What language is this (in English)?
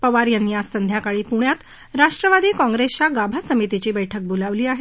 Marathi